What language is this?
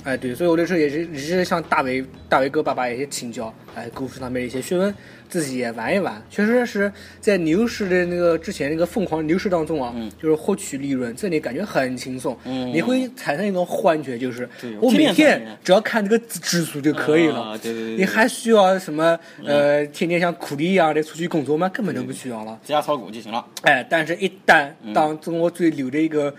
Chinese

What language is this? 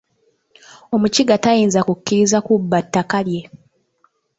Ganda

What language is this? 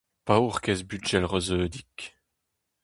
Breton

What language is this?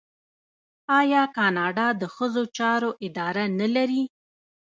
Pashto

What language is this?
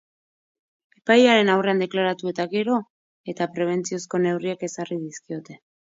Basque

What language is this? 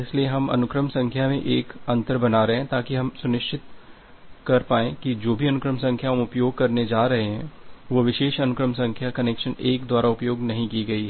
Hindi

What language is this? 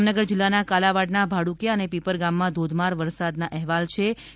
Gujarati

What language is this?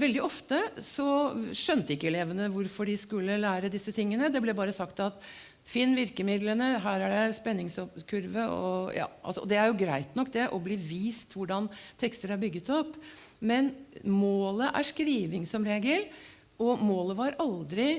Norwegian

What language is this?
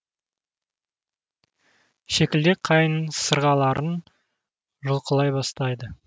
Kazakh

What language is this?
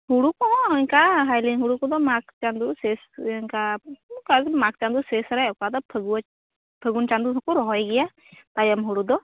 Santali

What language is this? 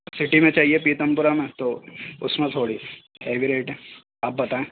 Urdu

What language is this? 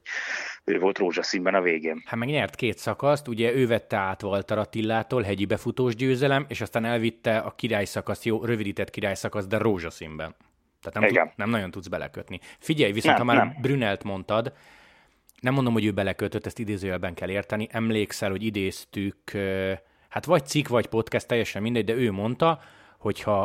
Hungarian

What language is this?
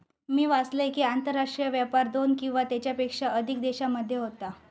Marathi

